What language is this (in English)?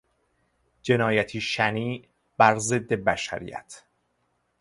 Persian